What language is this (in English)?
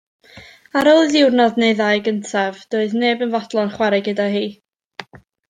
Welsh